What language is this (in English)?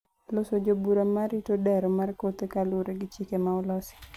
Luo (Kenya and Tanzania)